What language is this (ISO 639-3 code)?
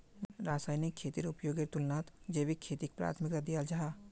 mag